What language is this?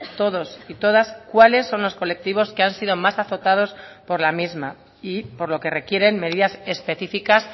Spanish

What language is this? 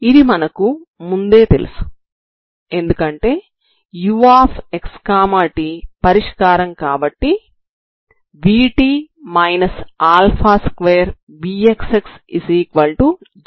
Telugu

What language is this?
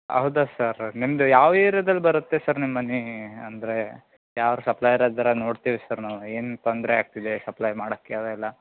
Kannada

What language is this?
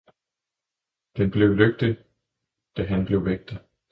Danish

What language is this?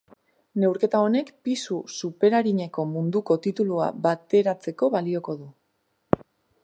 Basque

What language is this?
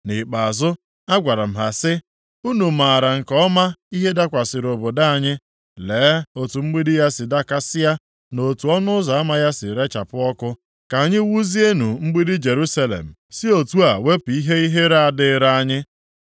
Igbo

